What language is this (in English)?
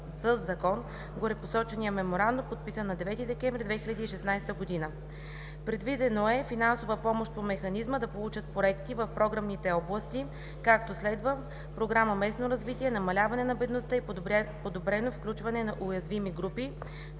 Bulgarian